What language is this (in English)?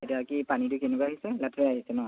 Assamese